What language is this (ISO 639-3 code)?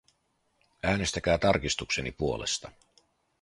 fin